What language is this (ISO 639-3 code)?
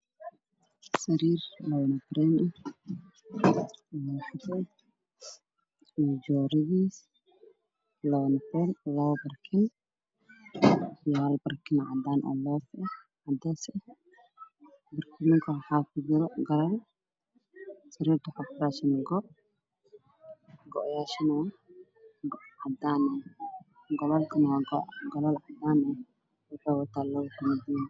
som